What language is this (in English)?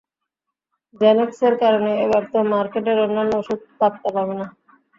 Bangla